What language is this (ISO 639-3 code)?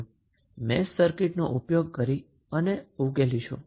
guj